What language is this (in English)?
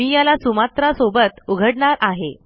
Marathi